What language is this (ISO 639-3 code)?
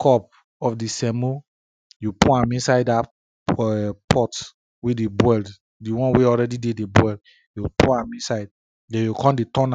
pcm